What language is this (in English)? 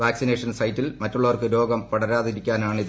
Malayalam